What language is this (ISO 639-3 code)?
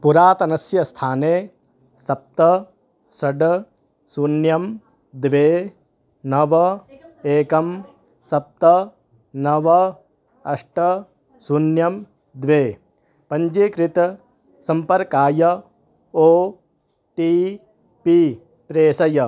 san